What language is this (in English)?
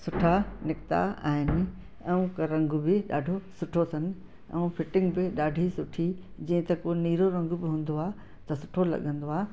Sindhi